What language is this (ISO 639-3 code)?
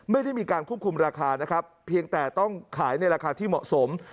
tha